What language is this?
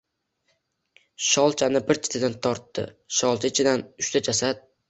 Uzbek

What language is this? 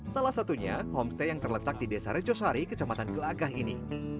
Indonesian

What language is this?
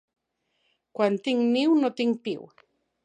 Catalan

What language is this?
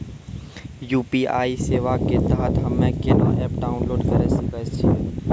Maithili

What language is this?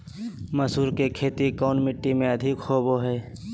Magahi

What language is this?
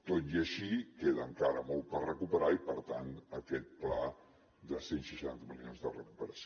Catalan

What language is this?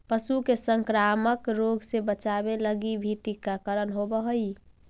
Magahi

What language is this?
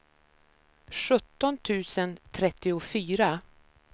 Swedish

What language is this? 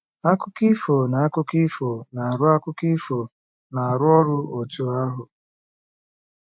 Igbo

